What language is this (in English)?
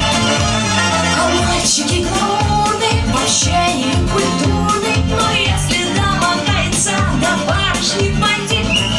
Russian